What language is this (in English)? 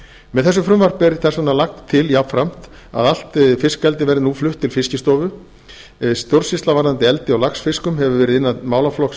Icelandic